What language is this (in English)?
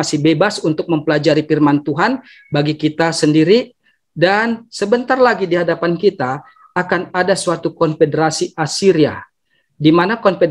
Indonesian